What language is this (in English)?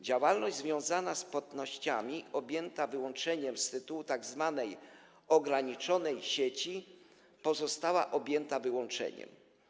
Polish